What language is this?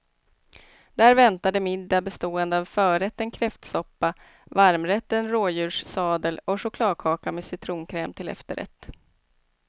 Swedish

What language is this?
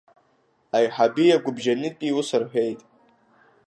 Abkhazian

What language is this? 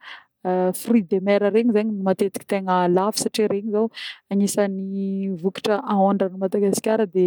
Northern Betsimisaraka Malagasy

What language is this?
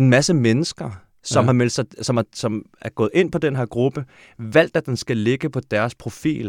Danish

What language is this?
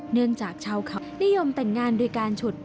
Thai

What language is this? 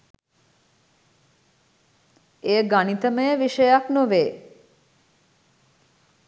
Sinhala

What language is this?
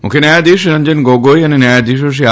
Gujarati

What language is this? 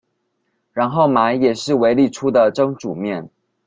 Chinese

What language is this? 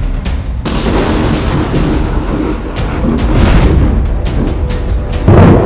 Indonesian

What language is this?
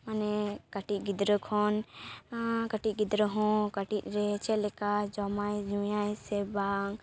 Santali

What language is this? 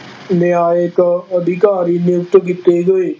Punjabi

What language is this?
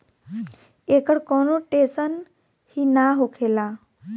Bhojpuri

